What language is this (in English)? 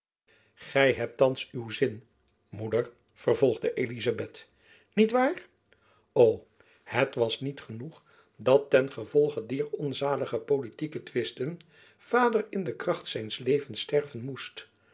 Dutch